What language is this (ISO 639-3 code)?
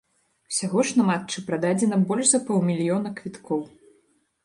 bel